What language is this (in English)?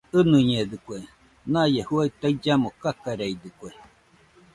Nüpode Huitoto